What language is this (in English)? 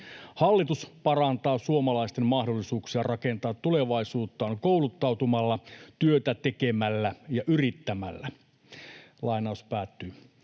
Finnish